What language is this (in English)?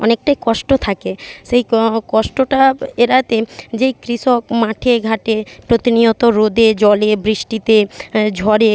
Bangla